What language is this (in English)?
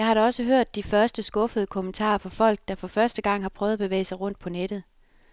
Danish